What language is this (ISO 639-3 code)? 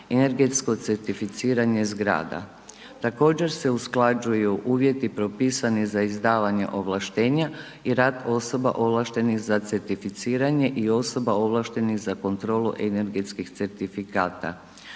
hrv